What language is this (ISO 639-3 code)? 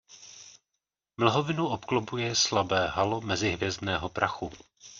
ces